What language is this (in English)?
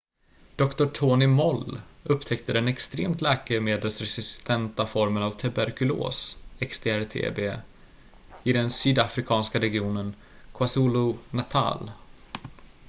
Swedish